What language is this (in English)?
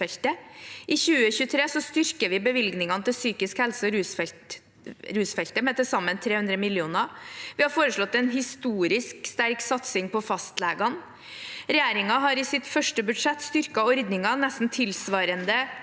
Norwegian